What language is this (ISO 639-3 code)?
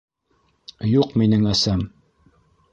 bak